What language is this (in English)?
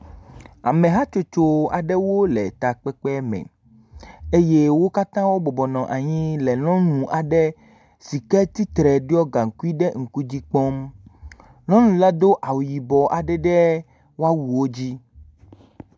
Ewe